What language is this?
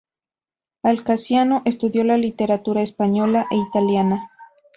Spanish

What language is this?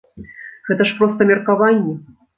Belarusian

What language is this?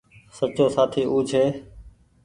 Goaria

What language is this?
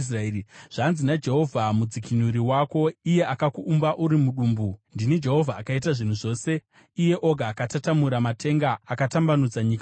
Shona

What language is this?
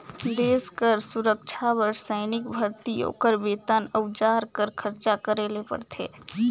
Chhattisgarhi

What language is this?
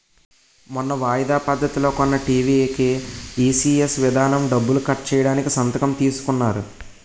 Telugu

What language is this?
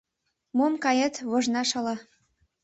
Mari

